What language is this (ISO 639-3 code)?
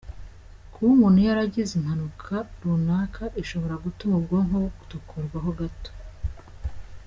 kin